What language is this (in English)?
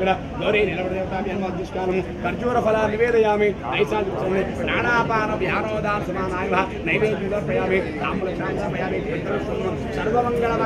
Hindi